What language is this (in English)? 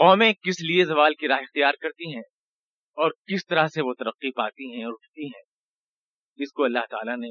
Urdu